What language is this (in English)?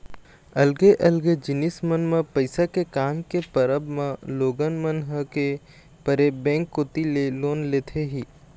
Chhattisgarhi